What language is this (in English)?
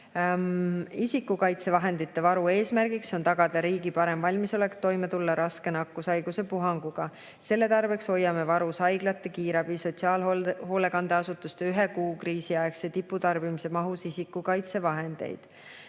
Estonian